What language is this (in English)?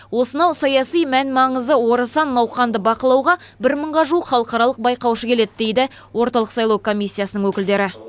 Kazakh